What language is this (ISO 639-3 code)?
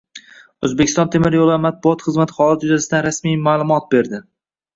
uzb